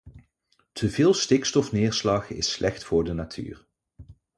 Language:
Dutch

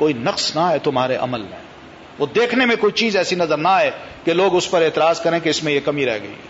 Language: Urdu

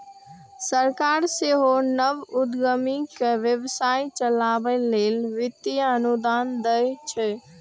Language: Maithili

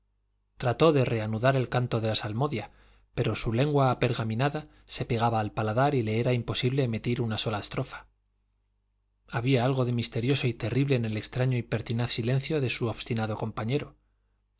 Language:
Spanish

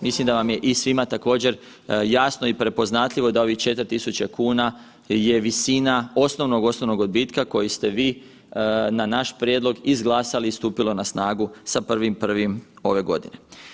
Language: Croatian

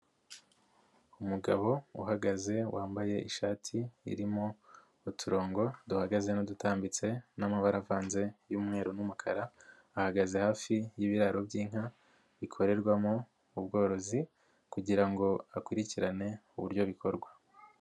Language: Kinyarwanda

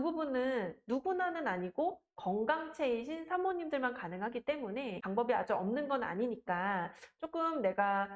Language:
Korean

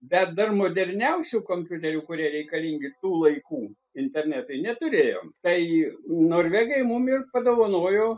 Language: Lithuanian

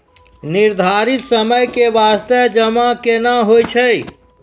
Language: Maithili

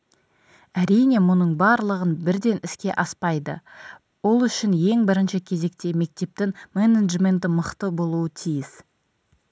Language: Kazakh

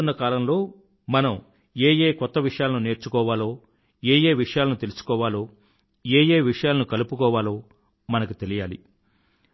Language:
Telugu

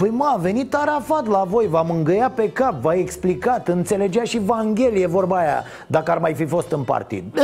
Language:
Romanian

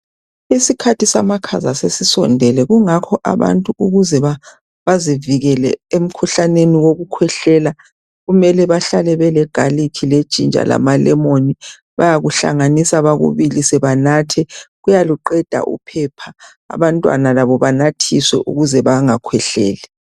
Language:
North Ndebele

